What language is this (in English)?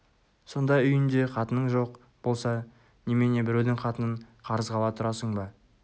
Kazakh